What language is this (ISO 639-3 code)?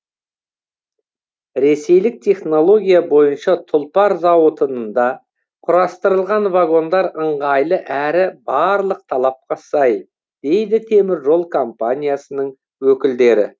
kaz